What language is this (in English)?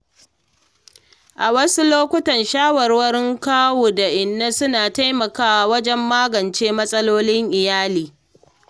Hausa